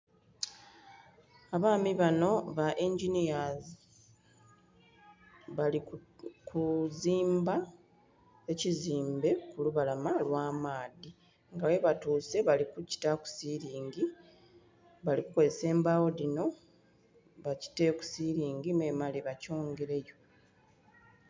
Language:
Soga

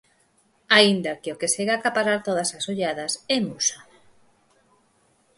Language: Galician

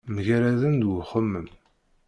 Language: Kabyle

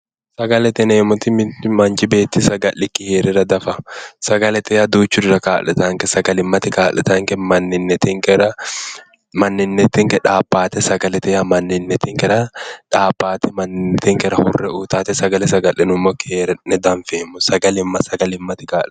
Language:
Sidamo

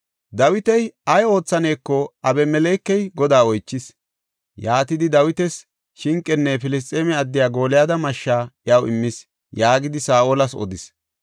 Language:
Gofa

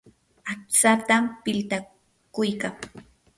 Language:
Yanahuanca Pasco Quechua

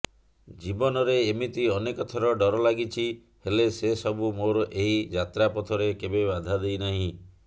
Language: Odia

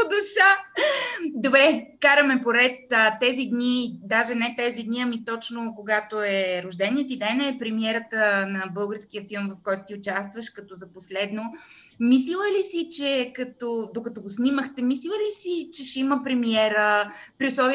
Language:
Bulgarian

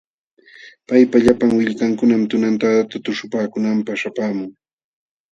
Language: Jauja Wanca Quechua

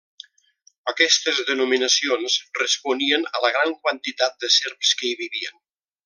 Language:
Catalan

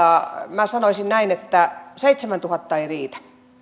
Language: Finnish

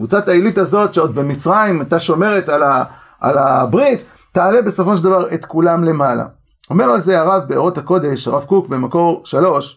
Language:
Hebrew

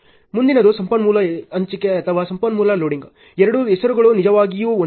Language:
Kannada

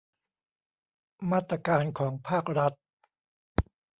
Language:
Thai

